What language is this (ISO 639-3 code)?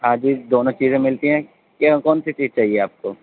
urd